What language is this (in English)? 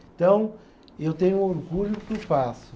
Portuguese